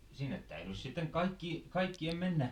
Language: Finnish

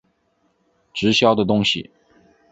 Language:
Chinese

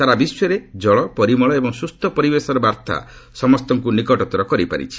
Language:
Odia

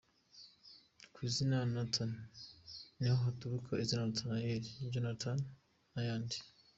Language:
Kinyarwanda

